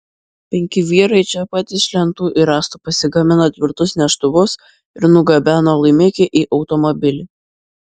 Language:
Lithuanian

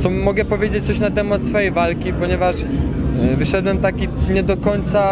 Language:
Polish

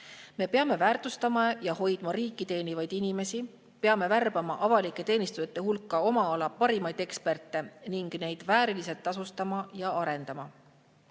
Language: Estonian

